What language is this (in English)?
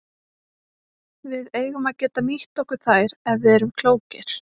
Icelandic